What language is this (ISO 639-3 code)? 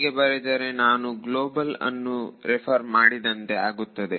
kan